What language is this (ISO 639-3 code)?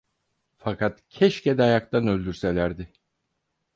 tur